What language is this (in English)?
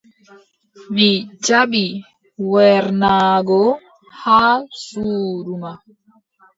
Adamawa Fulfulde